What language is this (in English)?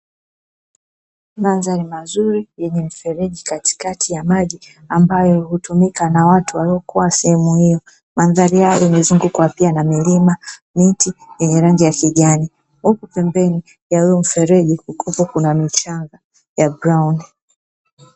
Swahili